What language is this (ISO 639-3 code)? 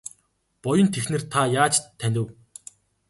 mon